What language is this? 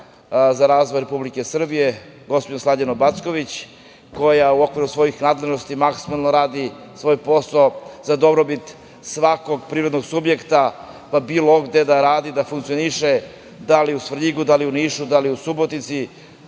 Serbian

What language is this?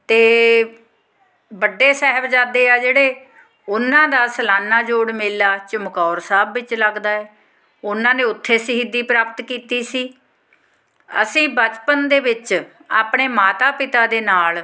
Punjabi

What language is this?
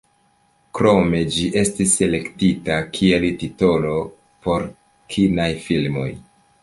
Esperanto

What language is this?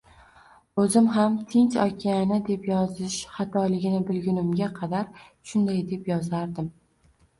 Uzbek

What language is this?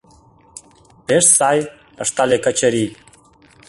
Mari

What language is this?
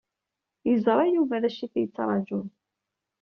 Kabyle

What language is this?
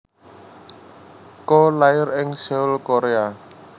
Javanese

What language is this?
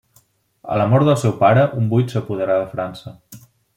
Catalan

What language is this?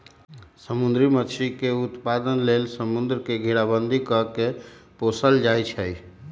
Magahi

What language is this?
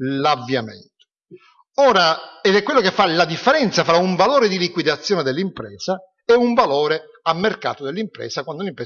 Italian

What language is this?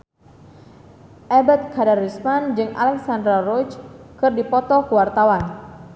Sundanese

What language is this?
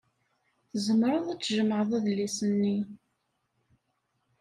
Kabyle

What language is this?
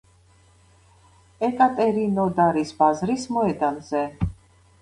Georgian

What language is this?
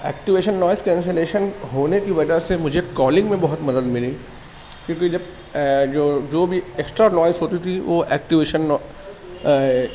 Urdu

